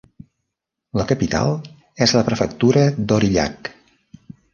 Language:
Catalan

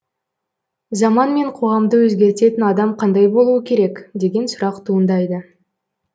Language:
Kazakh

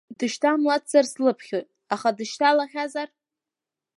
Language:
Abkhazian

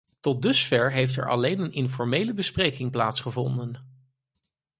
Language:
Dutch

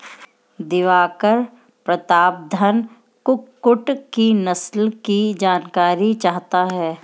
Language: Hindi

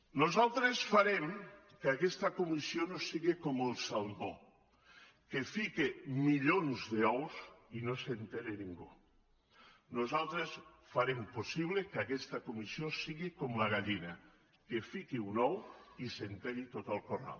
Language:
Catalan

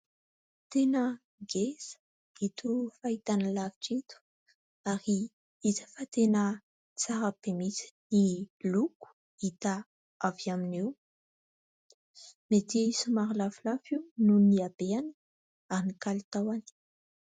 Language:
Malagasy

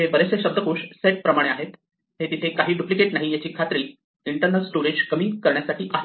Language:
Marathi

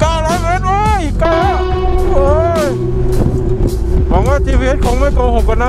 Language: Thai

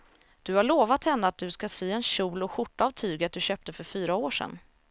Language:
Swedish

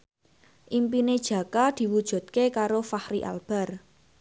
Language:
Javanese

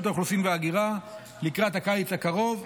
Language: Hebrew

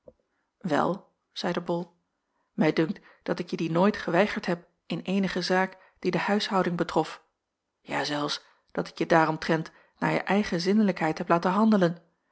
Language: Dutch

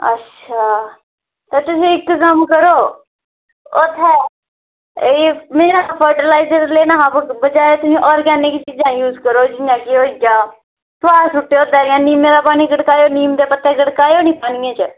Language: Dogri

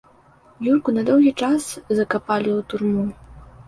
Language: Belarusian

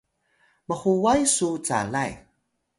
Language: Atayal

